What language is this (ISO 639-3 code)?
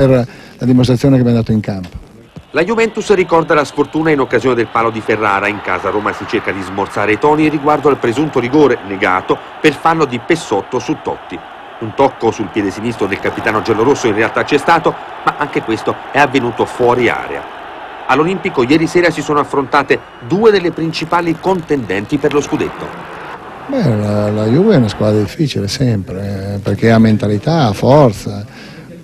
ita